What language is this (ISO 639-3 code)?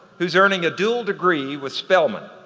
eng